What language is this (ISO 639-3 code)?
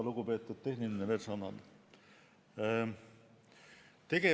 est